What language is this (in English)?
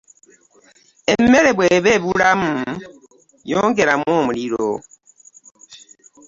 Ganda